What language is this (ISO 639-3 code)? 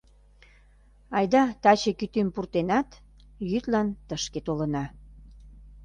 chm